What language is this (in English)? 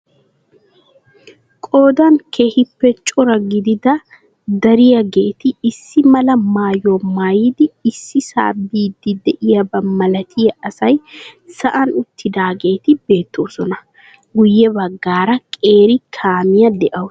Wolaytta